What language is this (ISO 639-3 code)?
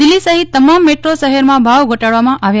guj